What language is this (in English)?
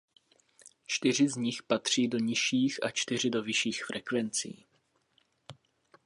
Czech